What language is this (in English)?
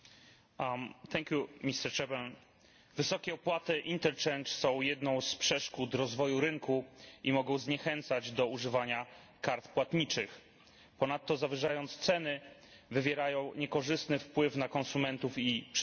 Polish